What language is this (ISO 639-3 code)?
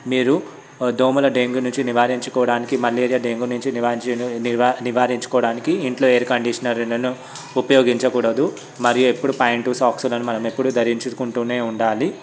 tel